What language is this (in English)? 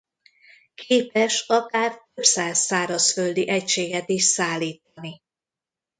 Hungarian